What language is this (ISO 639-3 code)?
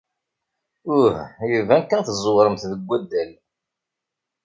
kab